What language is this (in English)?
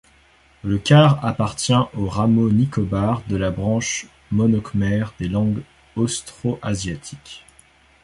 French